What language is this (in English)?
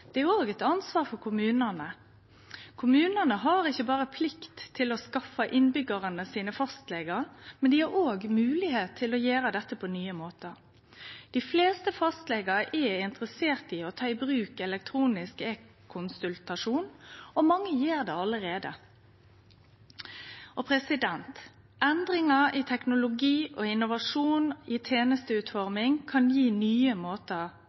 Norwegian Nynorsk